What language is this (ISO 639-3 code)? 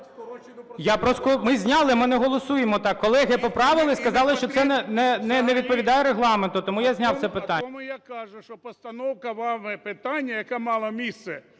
ukr